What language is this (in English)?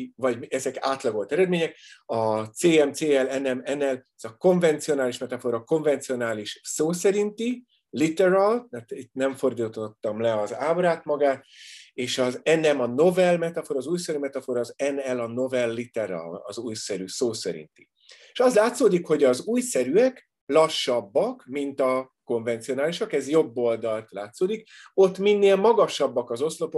Hungarian